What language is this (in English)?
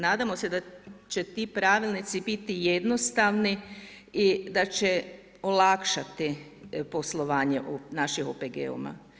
Croatian